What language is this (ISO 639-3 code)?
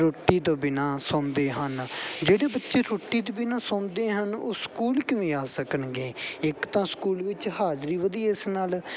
pan